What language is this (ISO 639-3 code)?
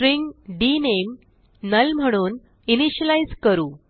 mar